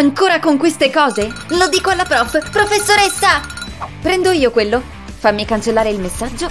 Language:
Italian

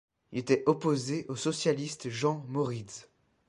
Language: French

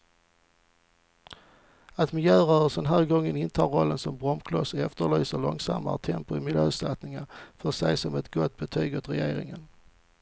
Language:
Swedish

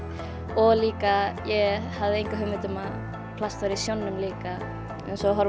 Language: Icelandic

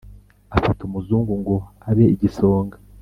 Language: Kinyarwanda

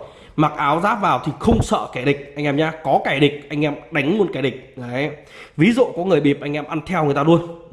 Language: Vietnamese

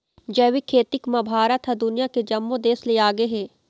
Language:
Chhattisgarhi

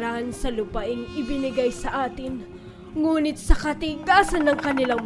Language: Filipino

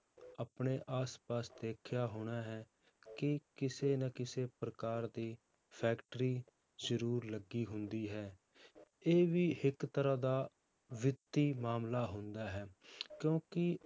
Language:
Punjabi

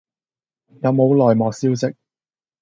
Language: Cantonese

